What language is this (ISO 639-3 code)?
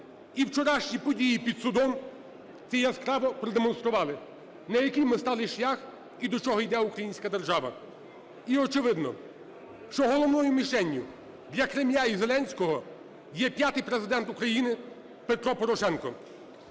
ukr